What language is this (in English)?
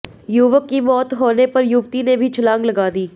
Hindi